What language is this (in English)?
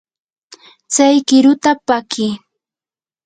Yanahuanca Pasco Quechua